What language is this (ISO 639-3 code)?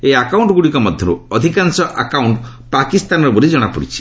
ori